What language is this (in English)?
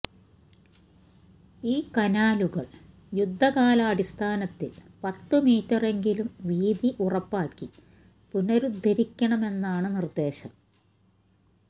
Malayalam